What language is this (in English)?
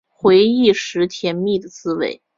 Chinese